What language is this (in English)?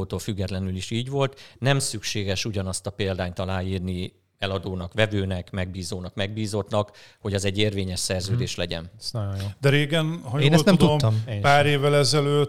Hungarian